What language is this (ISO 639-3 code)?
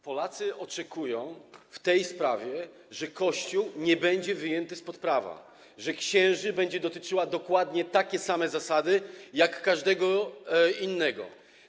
pol